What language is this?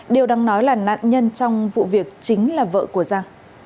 Vietnamese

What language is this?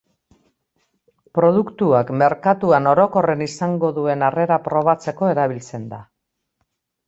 Basque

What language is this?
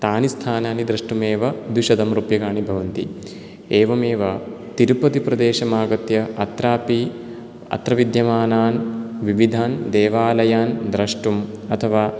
Sanskrit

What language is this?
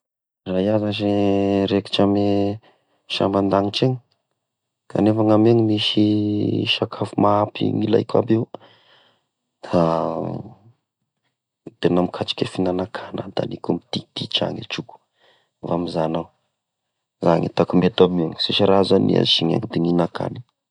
Tesaka Malagasy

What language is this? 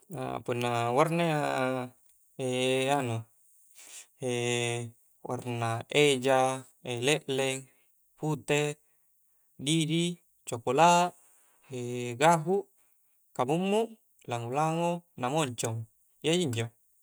Coastal Konjo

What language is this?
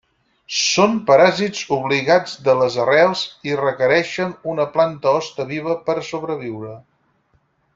Catalan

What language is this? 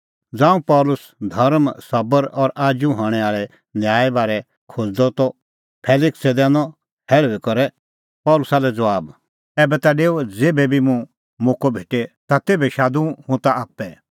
Kullu Pahari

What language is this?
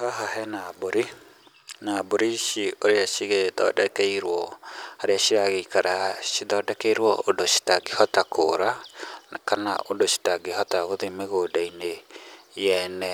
Kikuyu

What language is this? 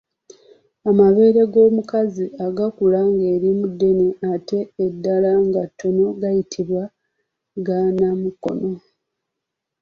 Ganda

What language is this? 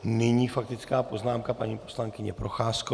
Czech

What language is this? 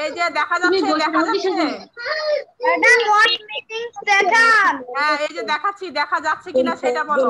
Indonesian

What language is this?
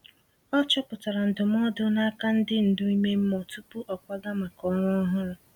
Igbo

